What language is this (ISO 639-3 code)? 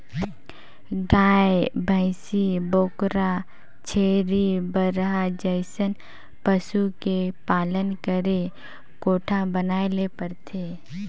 hne